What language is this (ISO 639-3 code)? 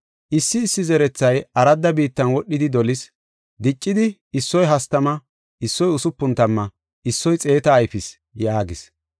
gof